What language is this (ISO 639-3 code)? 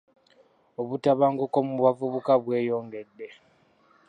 lug